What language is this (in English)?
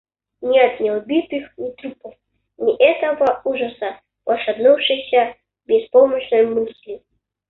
Russian